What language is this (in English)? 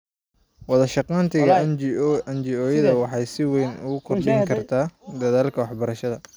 Somali